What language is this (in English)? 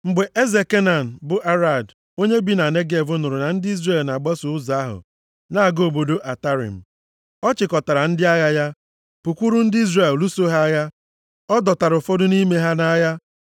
Igbo